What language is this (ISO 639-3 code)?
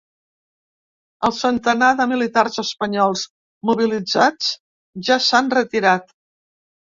cat